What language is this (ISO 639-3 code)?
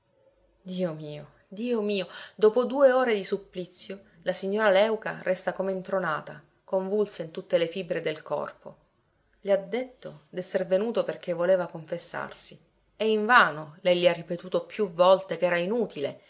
ita